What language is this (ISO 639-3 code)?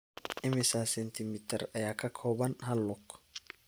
som